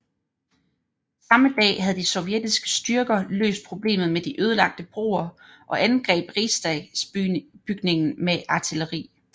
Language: Danish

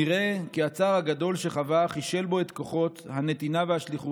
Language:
Hebrew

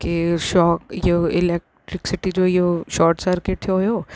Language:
Sindhi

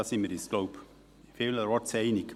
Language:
Swiss German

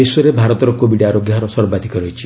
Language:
Odia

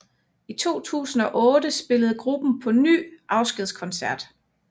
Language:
Danish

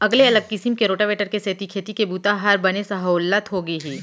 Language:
Chhattisgarhi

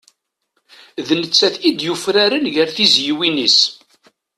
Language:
Kabyle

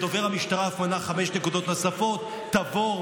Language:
Hebrew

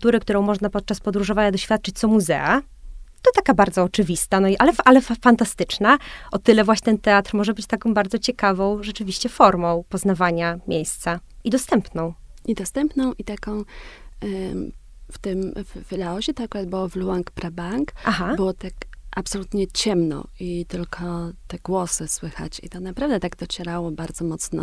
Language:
Polish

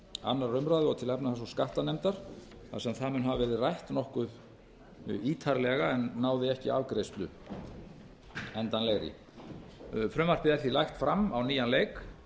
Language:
Icelandic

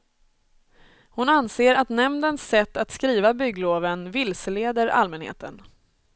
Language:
Swedish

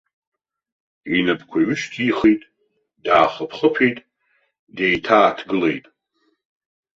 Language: Abkhazian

